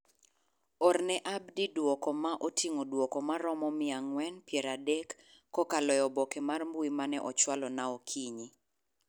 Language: Luo (Kenya and Tanzania)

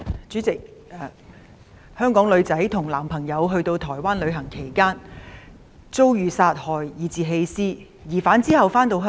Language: Cantonese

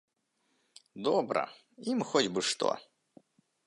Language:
Belarusian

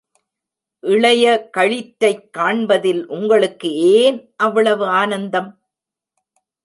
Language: Tamil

